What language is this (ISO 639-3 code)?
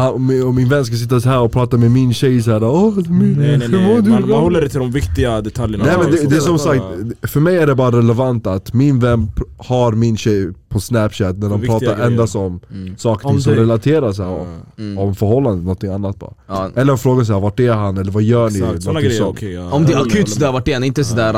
swe